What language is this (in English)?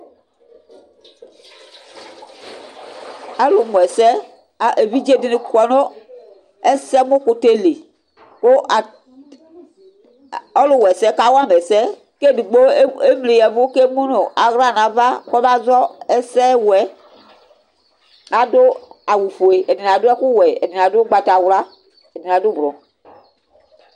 Ikposo